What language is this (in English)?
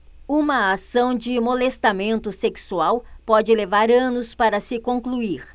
Portuguese